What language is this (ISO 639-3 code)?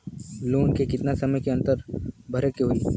bho